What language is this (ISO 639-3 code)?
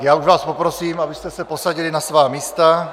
ces